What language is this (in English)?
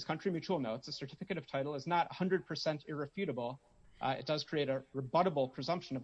English